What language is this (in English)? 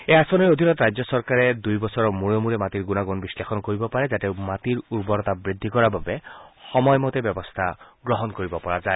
Assamese